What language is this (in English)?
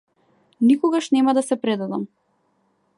Macedonian